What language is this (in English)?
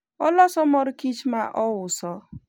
Luo (Kenya and Tanzania)